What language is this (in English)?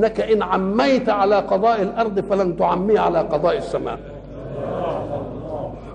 Arabic